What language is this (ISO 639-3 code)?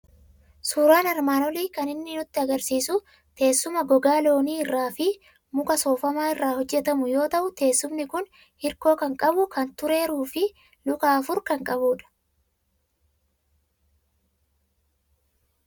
orm